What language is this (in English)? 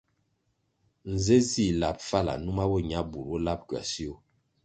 Kwasio